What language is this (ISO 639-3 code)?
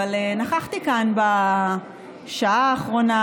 heb